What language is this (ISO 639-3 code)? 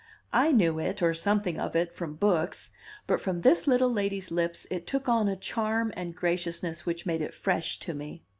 eng